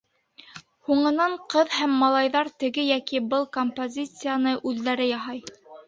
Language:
Bashkir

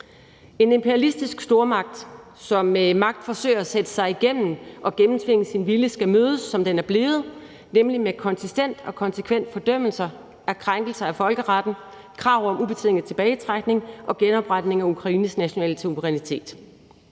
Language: Danish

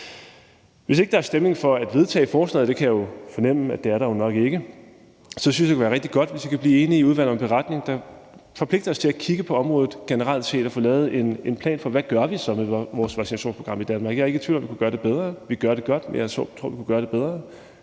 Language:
Danish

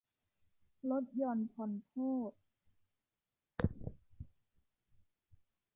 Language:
Thai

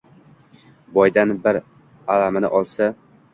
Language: Uzbek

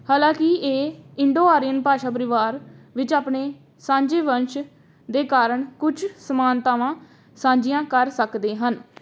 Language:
Punjabi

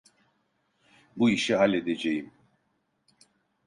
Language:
Turkish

